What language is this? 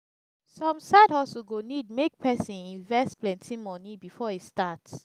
Nigerian Pidgin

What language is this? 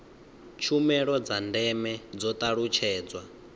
Venda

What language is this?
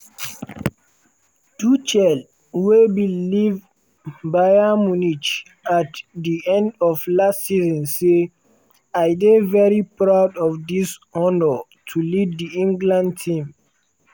Nigerian Pidgin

